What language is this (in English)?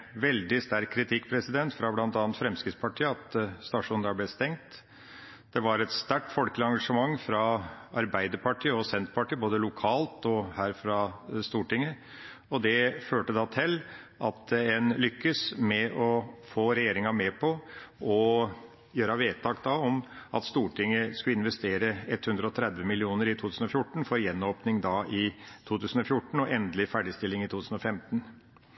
Norwegian Bokmål